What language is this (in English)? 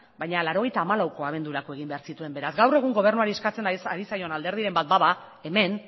Basque